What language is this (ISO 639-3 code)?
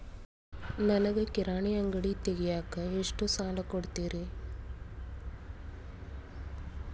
kan